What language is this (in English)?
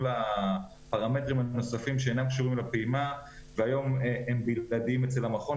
Hebrew